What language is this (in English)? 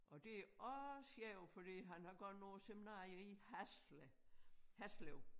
Danish